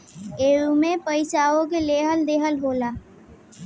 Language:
Bhojpuri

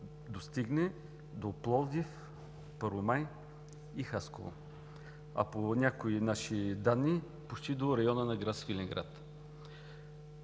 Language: Bulgarian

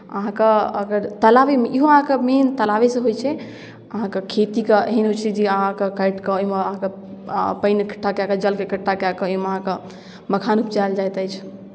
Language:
Maithili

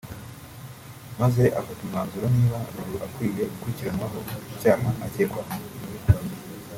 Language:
Kinyarwanda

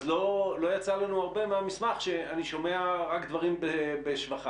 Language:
Hebrew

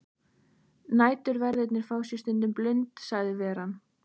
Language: Icelandic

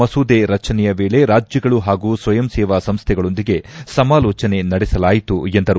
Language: Kannada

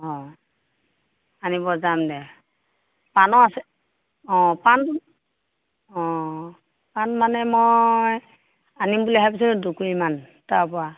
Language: Assamese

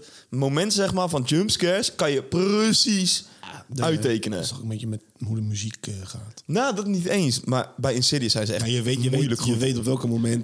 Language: Dutch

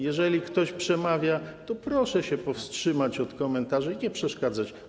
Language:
Polish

